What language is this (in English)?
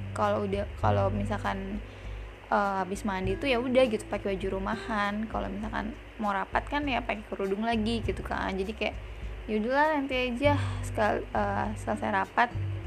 Indonesian